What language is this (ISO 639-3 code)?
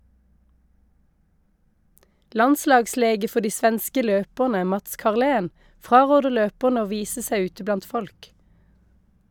nor